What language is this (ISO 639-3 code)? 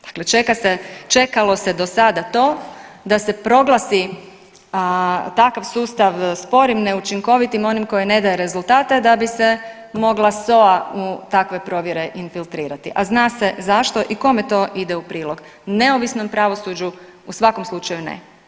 hrv